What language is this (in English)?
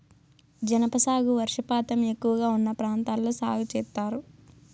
Telugu